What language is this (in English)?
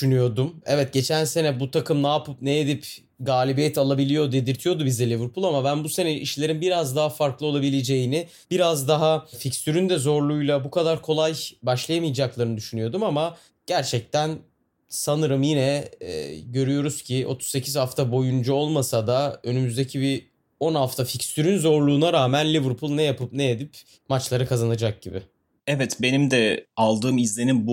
Turkish